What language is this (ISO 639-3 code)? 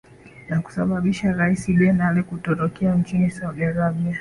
swa